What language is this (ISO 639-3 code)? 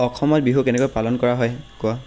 asm